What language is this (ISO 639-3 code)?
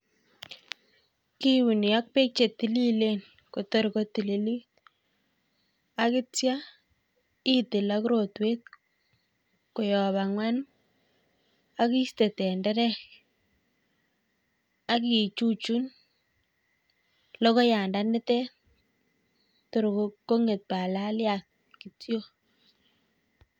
kln